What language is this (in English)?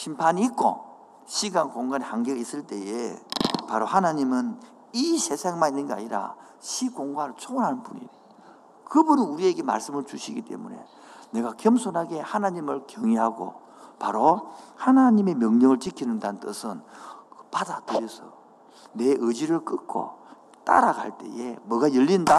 Korean